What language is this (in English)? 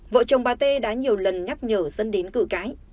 Vietnamese